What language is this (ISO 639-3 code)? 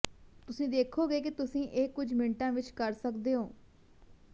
pan